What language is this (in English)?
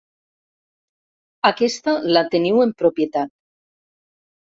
Catalan